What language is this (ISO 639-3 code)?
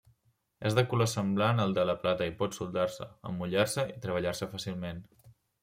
cat